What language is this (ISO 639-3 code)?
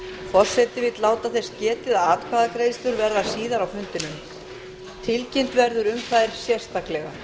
isl